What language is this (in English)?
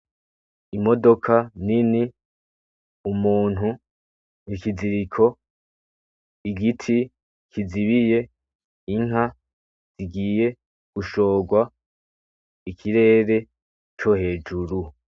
Rundi